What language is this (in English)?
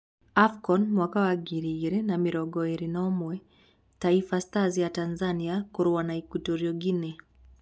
Kikuyu